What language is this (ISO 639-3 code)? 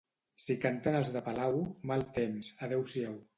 cat